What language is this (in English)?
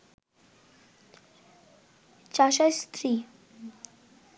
Bangla